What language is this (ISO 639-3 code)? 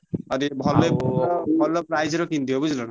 ori